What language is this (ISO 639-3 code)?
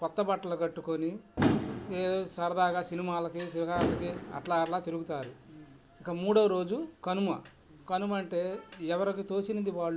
tel